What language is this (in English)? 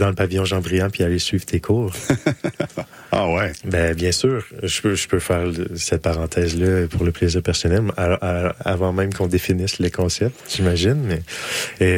French